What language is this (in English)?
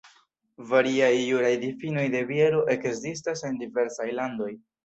Esperanto